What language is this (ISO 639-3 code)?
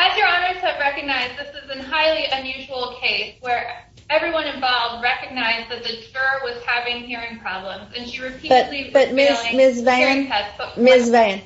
eng